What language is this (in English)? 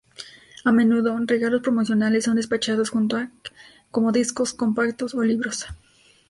Spanish